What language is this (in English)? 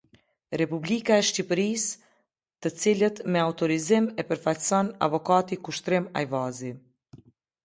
Albanian